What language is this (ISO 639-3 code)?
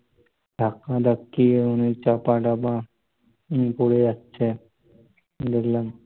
ben